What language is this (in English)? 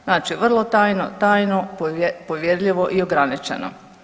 Croatian